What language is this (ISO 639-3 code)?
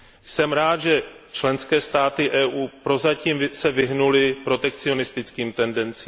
ces